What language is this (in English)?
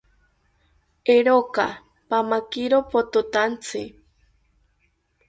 South Ucayali Ashéninka